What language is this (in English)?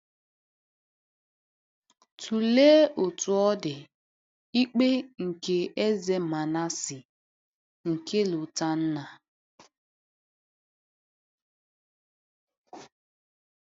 Igbo